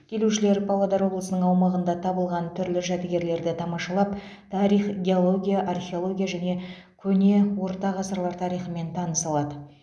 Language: Kazakh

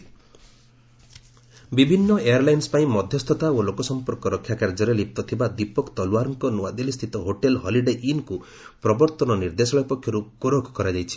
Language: Odia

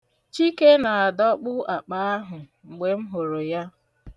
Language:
Igbo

